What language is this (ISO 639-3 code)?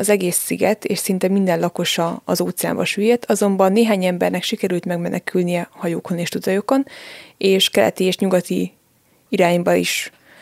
hun